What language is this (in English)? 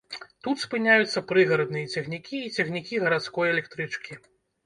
Belarusian